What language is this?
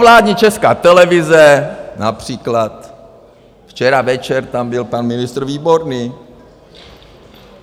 Czech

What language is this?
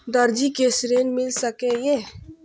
Maithili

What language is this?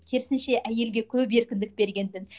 Kazakh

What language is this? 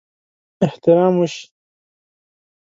Pashto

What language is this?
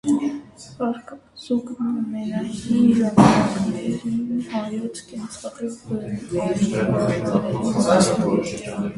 Armenian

